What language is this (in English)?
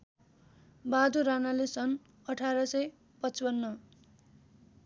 Nepali